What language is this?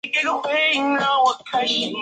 Chinese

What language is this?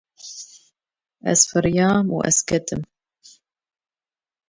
Kurdish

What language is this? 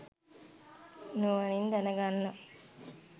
Sinhala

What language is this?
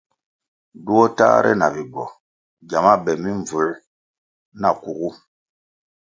Kwasio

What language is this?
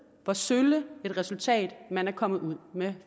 Danish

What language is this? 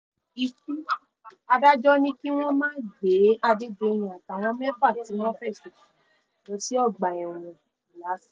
Yoruba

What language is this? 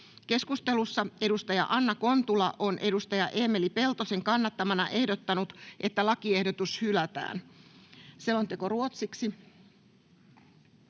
Finnish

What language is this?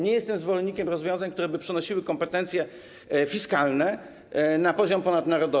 Polish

